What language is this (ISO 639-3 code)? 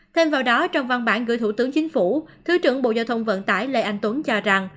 vie